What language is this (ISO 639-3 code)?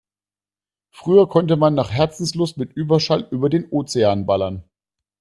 deu